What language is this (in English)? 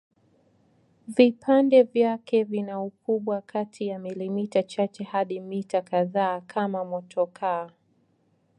Swahili